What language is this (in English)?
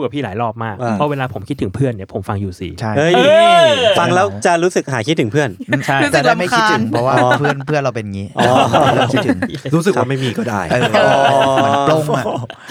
Thai